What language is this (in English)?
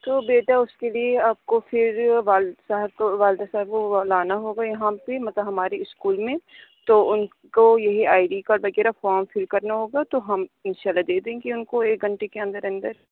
Urdu